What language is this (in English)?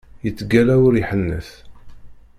Kabyle